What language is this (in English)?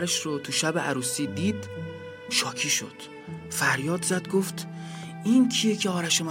Persian